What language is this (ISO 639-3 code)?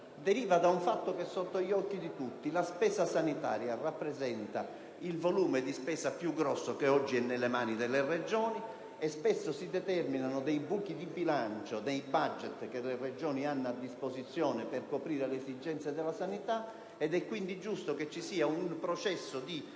ita